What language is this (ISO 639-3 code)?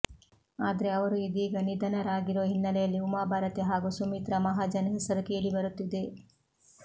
kan